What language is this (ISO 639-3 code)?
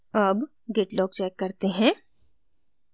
hin